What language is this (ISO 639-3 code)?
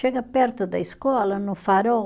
por